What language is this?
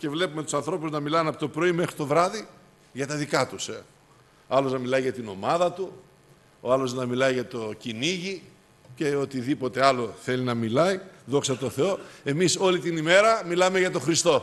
Greek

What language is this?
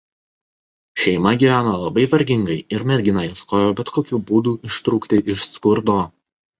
Lithuanian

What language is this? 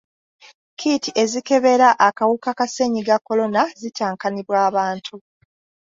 Ganda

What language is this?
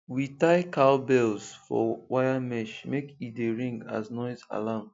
Nigerian Pidgin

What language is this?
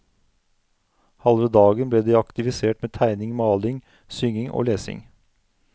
Norwegian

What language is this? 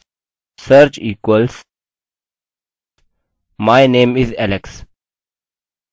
Hindi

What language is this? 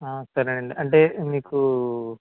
Telugu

